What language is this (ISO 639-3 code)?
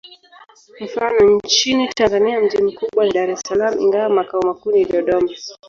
swa